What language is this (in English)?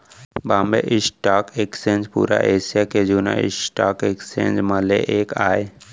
Chhattisgarhi